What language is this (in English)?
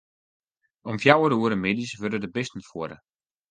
Western Frisian